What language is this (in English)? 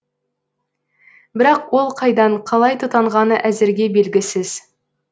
Kazakh